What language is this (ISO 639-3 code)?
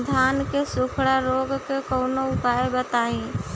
bho